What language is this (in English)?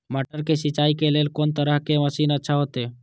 Maithili